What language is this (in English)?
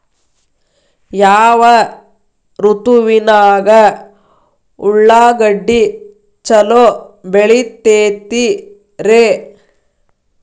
Kannada